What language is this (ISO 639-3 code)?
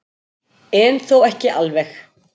isl